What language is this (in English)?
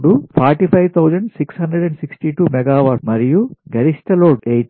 Telugu